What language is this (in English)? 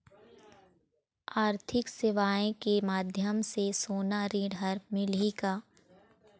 Chhattisgarhi